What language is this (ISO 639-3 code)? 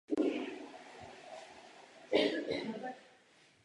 ces